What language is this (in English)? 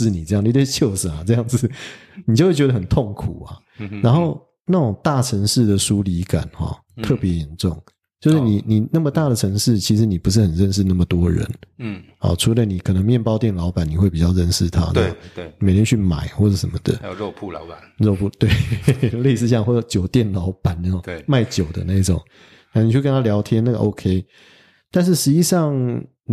Chinese